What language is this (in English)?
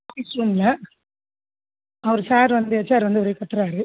Tamil